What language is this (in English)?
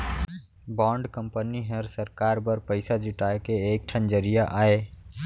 Chhattisgarhi